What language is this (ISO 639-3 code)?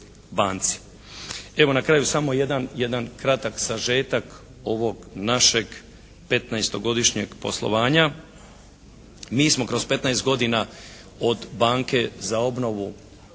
hrv